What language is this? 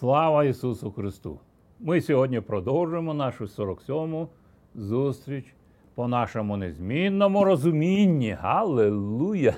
Ukrainian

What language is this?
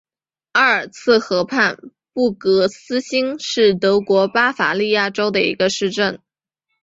Chinese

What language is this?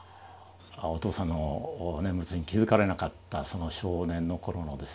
Japanese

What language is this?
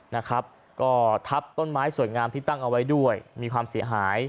Thai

